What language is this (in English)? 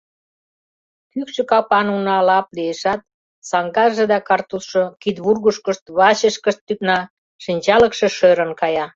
Mari